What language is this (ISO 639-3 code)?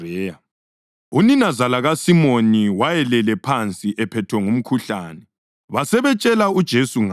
nde